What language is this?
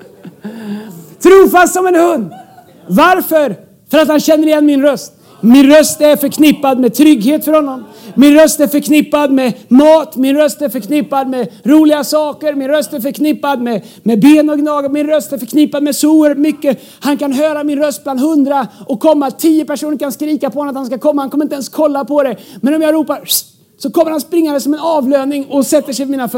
Swedish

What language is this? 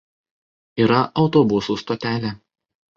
Lithuanian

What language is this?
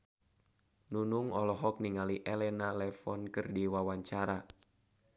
Sundanese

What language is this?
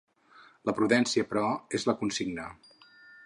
Catalan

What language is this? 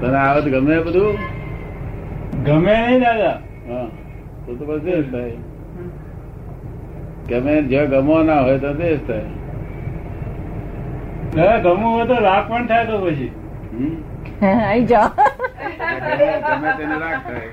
Gujarati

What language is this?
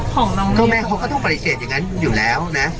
Thai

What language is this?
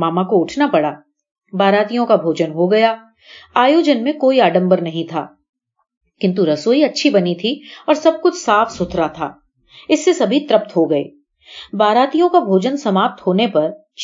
Hindi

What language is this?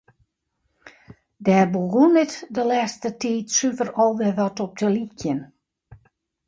Western Frisian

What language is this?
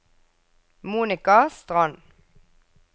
Norwegian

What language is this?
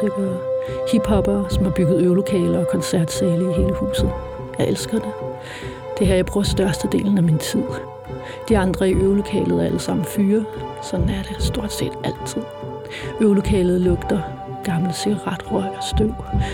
Danish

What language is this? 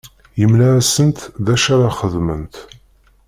Kabyle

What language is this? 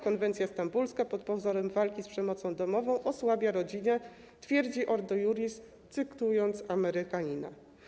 Polish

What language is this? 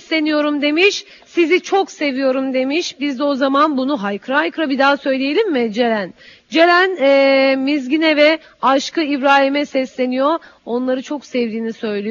Turkish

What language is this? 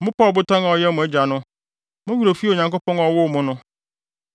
Akan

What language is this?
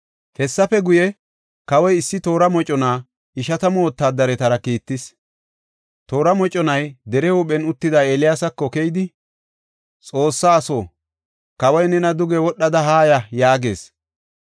Gofa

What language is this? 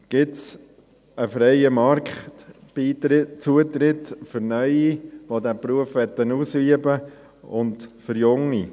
Swiss German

